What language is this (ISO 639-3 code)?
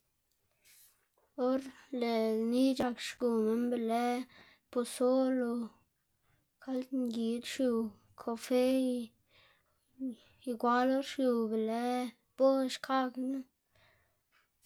ztg